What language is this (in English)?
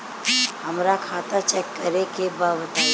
Bhojpuri